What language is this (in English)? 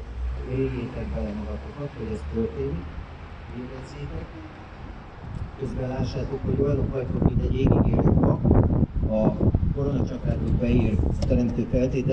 Hungarian